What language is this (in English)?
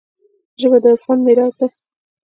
Pashto